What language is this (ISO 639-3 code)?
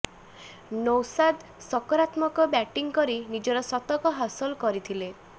ori